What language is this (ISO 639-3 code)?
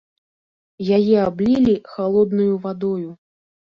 bel